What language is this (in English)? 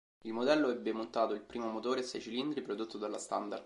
Italian